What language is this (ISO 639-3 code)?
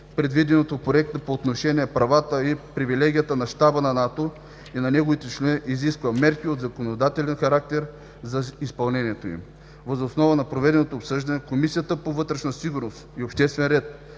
bul